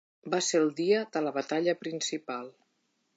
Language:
Catalan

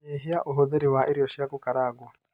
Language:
Kikuyu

